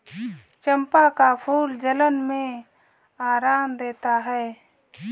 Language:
Hindi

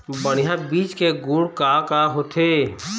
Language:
Chhattisgarhi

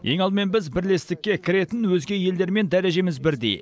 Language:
Kazakh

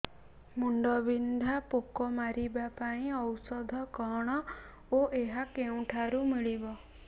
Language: Odia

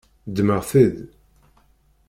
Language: Kabyle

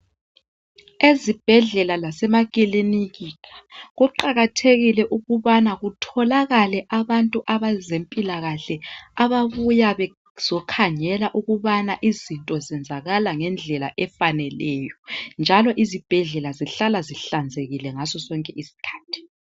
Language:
North Ndebele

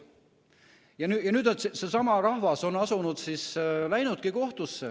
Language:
Estonian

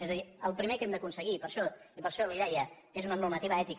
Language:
Catalan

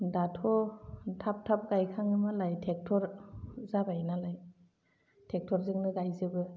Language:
Bodo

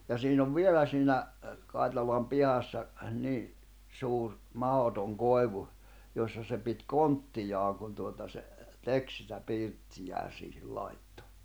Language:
Finnish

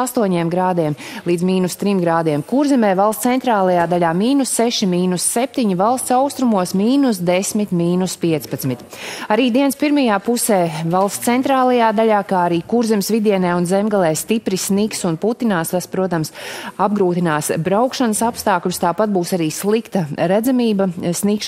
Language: Latvian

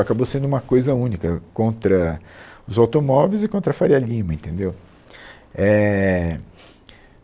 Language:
Portuguese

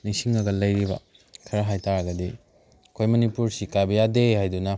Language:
Manipuri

